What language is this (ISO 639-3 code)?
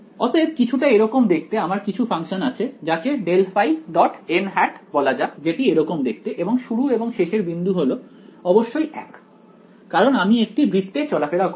ben